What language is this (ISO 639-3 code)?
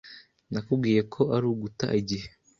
kin